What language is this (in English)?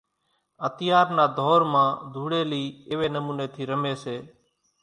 Kachi Koli